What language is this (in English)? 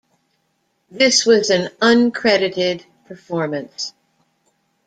English